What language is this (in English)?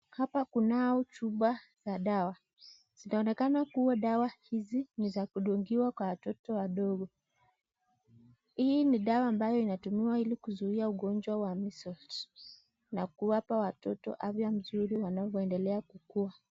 Swahili